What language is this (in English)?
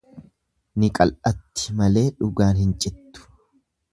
Oromo